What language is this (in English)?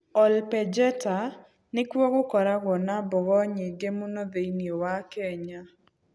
Kikuyu